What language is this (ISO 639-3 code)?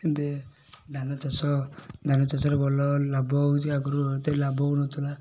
ori